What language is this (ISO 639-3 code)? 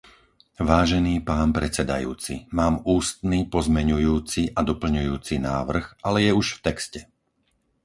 slk